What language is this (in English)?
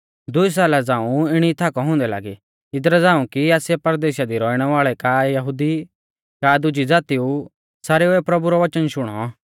Mahasu Pahari